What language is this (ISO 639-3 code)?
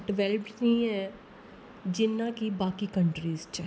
doi